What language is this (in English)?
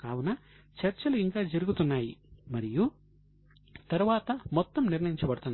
Telugu